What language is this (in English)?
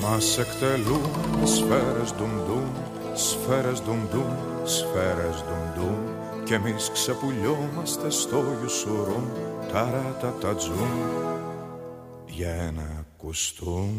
Greek